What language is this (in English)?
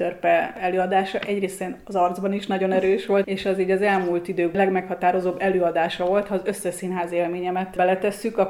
Hungarian